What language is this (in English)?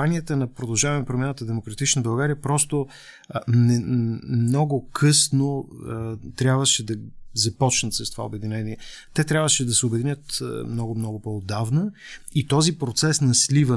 Bulgarian